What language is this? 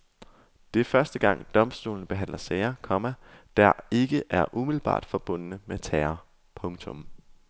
Danish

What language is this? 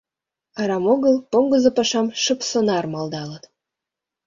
Mari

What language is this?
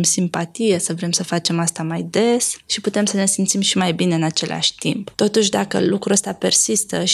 Romanian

